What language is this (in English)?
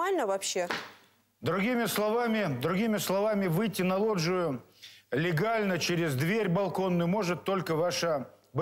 Russian